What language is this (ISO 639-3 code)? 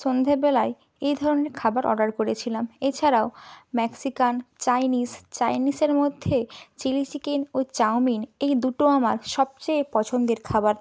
ben